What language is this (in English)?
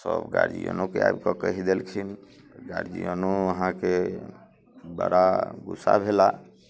Maithili